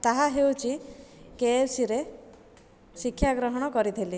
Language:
Odia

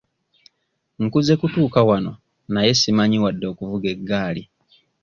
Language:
Ganda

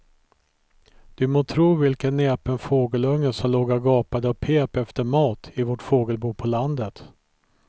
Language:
Swedish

